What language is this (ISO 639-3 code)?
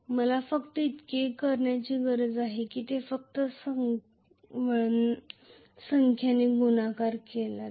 mar